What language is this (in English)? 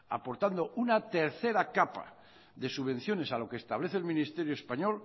Spanish